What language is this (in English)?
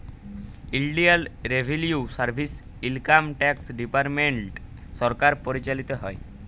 Bangla